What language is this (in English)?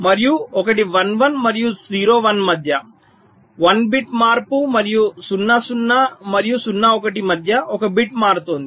Telugu